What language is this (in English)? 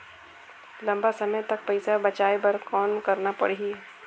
Chhattisgarhi